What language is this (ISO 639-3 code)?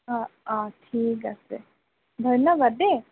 asm